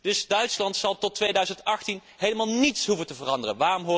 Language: Dutch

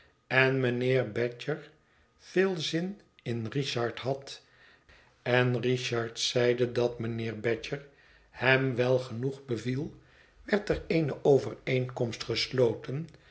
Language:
Dutch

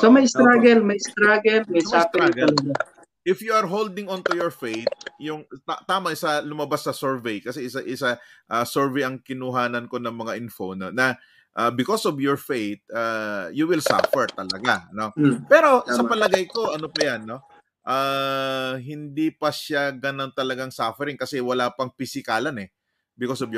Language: Filipino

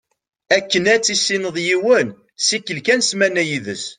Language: Kabyle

